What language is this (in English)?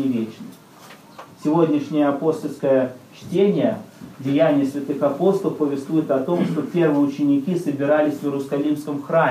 Russian